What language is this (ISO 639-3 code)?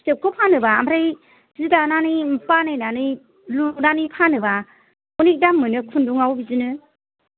brx